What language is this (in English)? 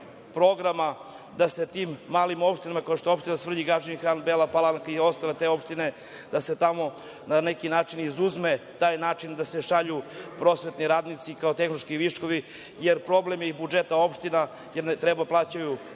Serbian